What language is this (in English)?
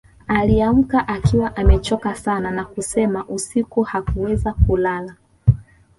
Swahili